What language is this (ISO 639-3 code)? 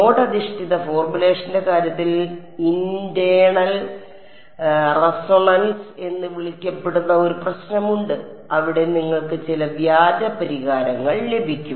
mal